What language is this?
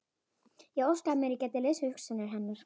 Icelandic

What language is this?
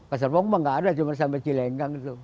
Indonesian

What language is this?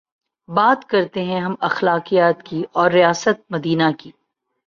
Urdu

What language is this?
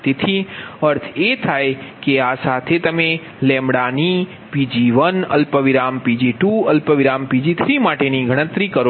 Gujarati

